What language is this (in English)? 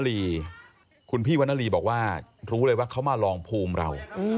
Thai